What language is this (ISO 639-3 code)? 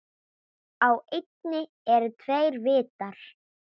isl